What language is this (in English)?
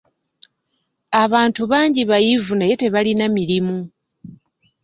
Ganda